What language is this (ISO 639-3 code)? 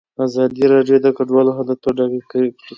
pus